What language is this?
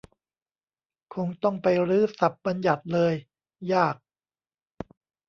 Thai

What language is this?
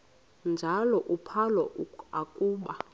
Xhosa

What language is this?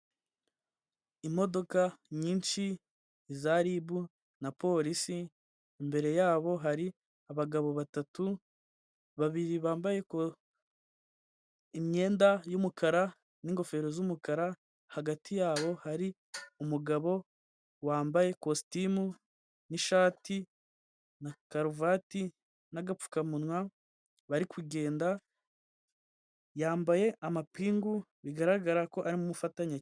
Kinyarwanda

